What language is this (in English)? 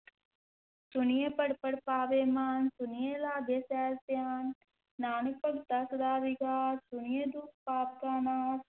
Punjabi